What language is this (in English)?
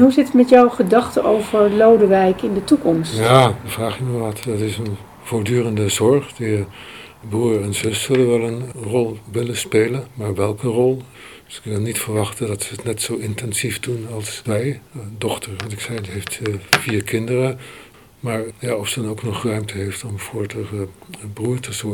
Dutch